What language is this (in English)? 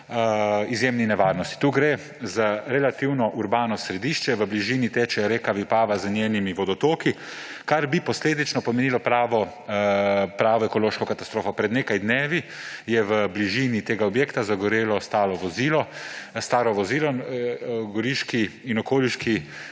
Slovenian